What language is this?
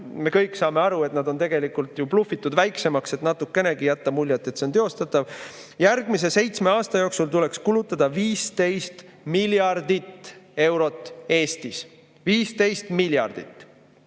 Estonian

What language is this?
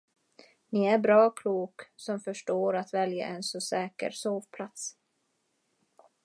Swedish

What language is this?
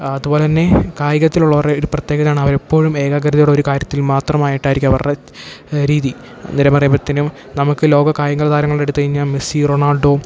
Malayalam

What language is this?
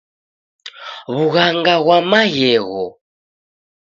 Taita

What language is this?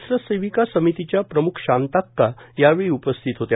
Marathi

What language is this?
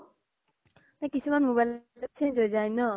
Assamese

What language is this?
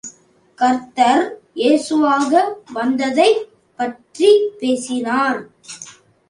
Tamil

